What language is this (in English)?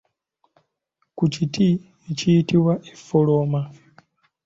Ganda